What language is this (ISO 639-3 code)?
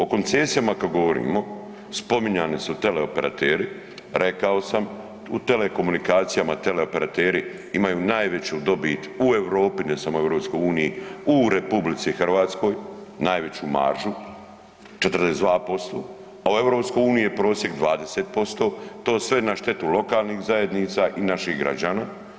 hrv